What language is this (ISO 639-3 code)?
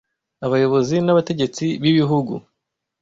kin